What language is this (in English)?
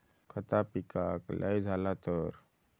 Marathi